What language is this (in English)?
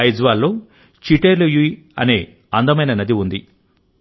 Telugu